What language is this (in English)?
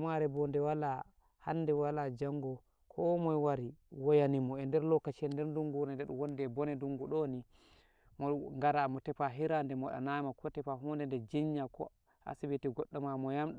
Nigerian Fulfulde